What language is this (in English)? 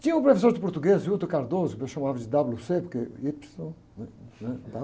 Portuguese